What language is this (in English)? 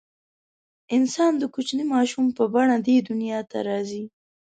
Pashto